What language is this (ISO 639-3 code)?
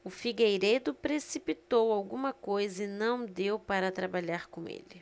por